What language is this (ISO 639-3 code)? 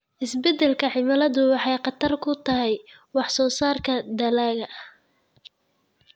som